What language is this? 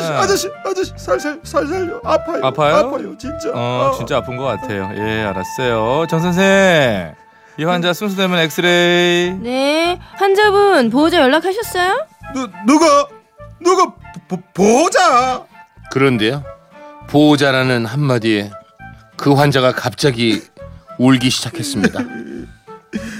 Korean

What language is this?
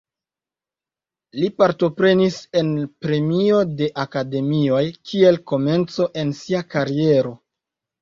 Esperanto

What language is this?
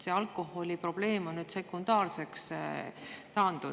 Estonian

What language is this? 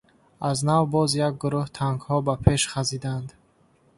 Tajik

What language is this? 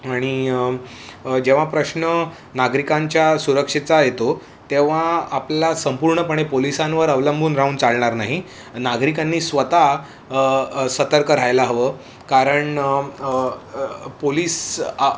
Marathi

